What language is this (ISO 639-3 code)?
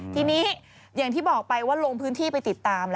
tha